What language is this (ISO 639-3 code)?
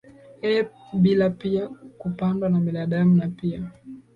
swa